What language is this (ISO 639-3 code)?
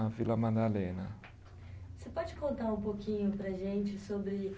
por